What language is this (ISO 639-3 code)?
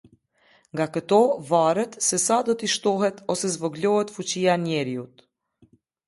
sqi